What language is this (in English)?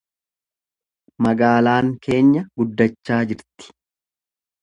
Oromo